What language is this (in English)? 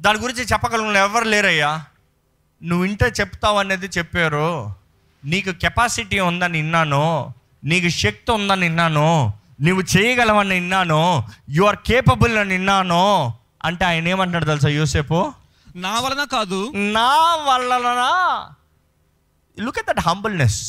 Telugu